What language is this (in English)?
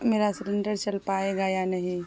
Urdu